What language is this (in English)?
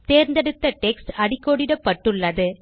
Tamil